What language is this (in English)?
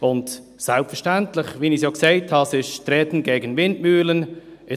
Swiss German